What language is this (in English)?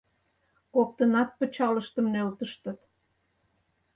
Mari